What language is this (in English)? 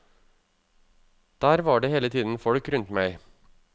Norwegian